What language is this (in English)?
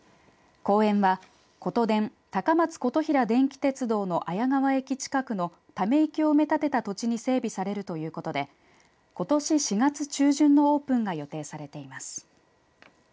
Japanese